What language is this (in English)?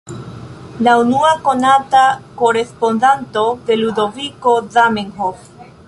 Esperanto